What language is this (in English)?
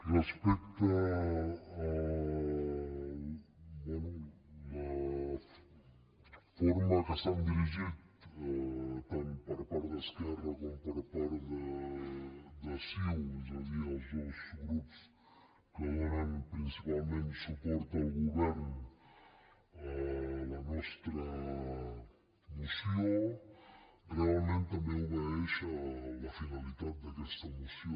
Catalan